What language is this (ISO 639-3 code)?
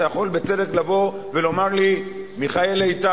heb